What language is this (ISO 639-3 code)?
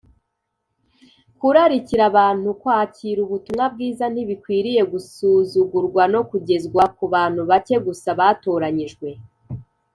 kin